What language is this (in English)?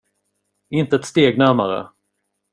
Swedish